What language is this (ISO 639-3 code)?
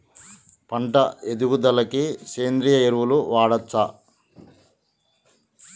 tel